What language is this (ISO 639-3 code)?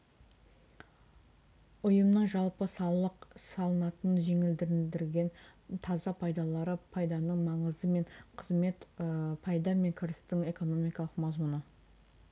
kaz